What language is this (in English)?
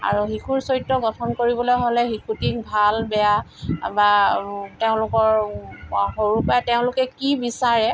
Assamese